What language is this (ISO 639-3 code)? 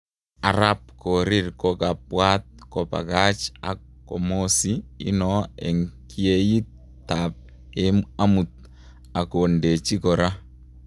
kln